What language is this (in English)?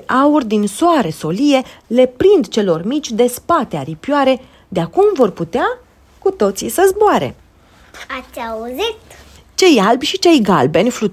Romanian